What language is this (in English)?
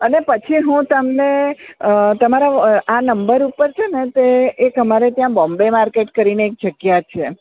Gujarati